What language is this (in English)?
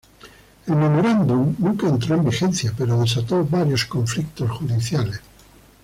Spanish